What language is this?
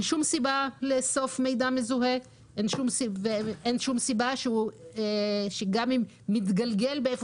Hebrew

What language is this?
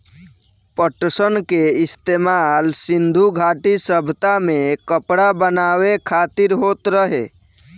Bhojpuri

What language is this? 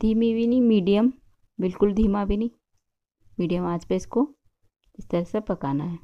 Hindi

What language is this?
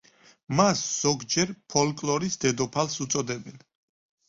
Georgian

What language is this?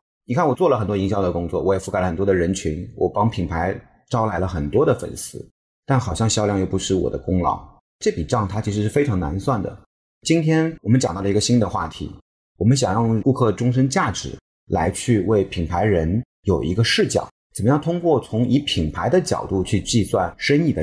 Chinese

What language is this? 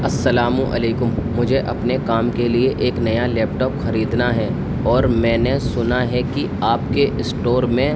Urdu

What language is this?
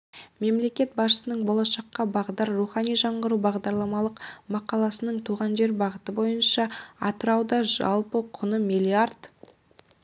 Kazakh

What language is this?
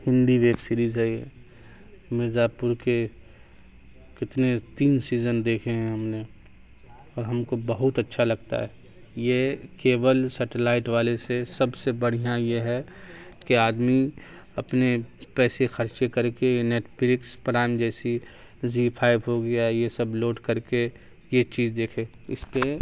Urdu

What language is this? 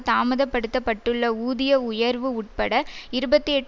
Tamil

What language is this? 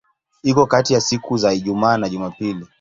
Swahili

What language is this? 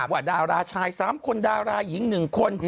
Thai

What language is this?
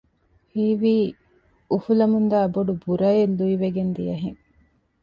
Divehi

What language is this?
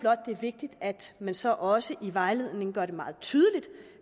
Danish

